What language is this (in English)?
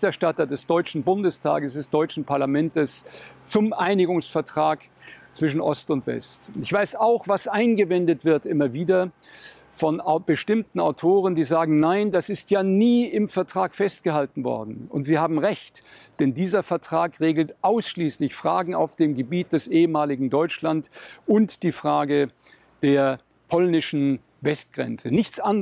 German